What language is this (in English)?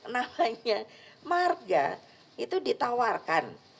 Indonesian